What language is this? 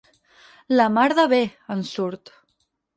Catalan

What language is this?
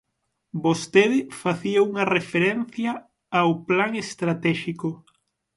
Galician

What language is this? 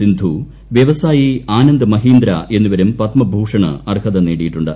Malayalam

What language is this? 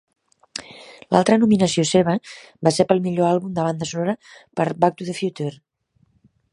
Catalan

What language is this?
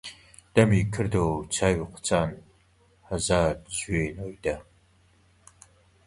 Central Kurdish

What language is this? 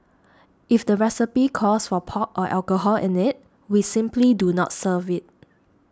English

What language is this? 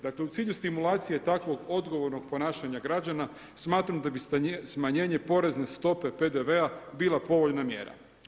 Croatian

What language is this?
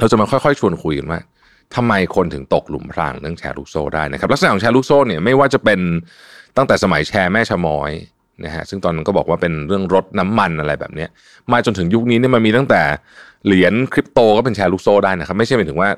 Thai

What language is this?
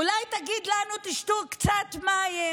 Hebrew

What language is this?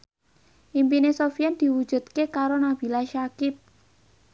Javanese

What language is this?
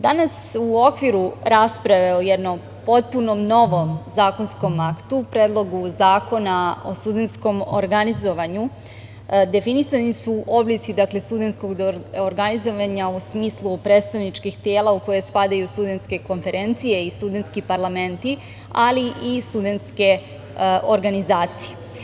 Serbian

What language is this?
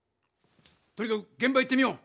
Japanese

